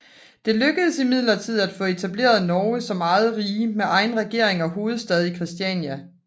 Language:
Danish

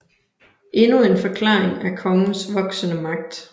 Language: Danish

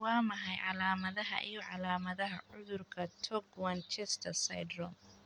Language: Somali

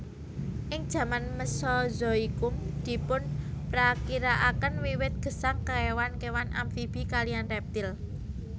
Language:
Javanese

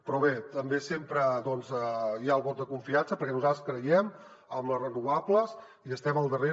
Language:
Catalan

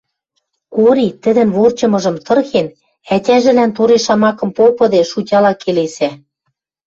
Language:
Western Mari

